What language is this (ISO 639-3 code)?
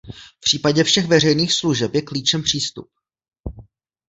ces